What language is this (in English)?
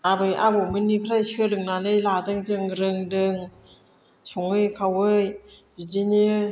Bodo